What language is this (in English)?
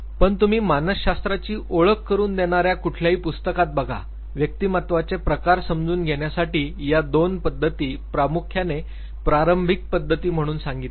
Marathi